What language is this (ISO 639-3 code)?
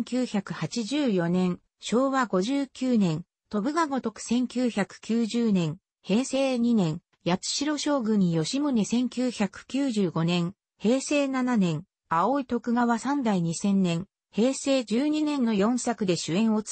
jpn